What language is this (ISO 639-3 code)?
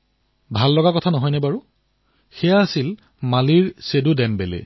asm